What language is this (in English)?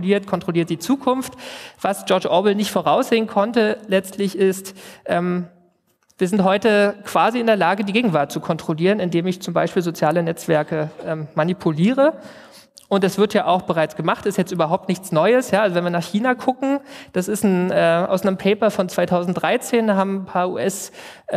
German